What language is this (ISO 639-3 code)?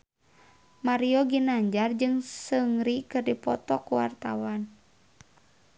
sun